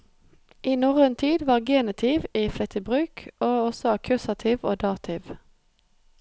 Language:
Norwegian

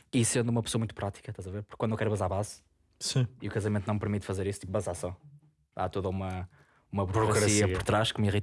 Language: Portuguese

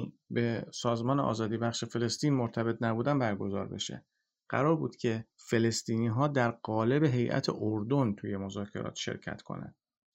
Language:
Persian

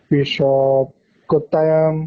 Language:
Assamese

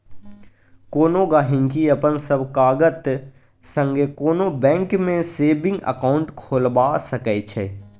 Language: Maithili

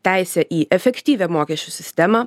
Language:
Lithuanian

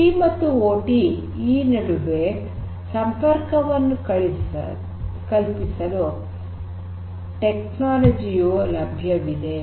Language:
Kannada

